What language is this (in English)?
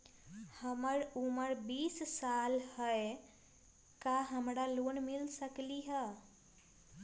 Magahi